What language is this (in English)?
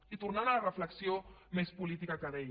Catalan